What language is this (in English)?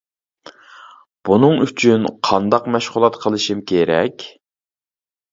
Uyghur